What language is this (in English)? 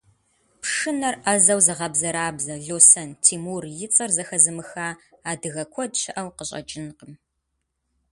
Kabardian